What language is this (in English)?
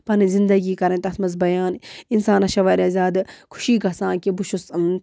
Kashmiri